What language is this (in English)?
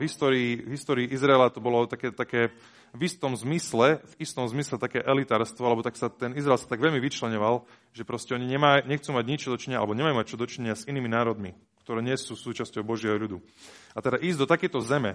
Slovak